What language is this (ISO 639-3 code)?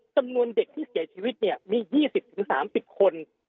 tha